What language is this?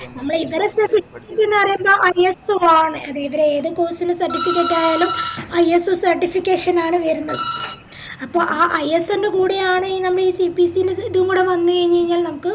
Malayalam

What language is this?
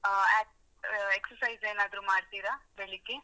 Kannada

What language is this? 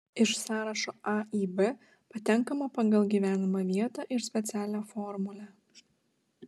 Lithuanian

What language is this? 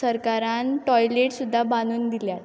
Konkani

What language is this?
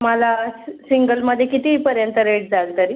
Marathi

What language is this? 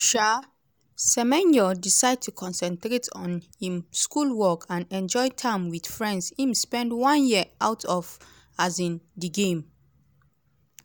Nigerian Pidgin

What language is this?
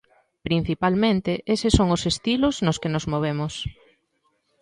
Galician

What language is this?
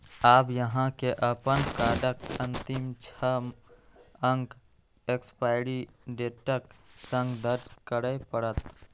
Maithili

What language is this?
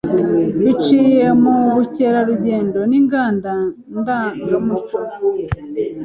Kinyarwanda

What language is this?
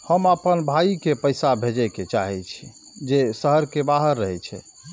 Maithili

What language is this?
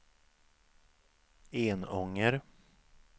Swedish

